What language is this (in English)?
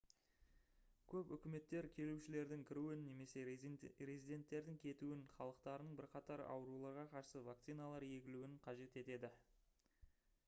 Kazakh